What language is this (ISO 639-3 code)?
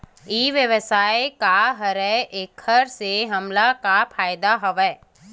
hne